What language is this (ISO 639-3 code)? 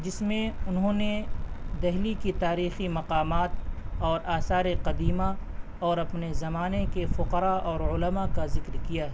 urd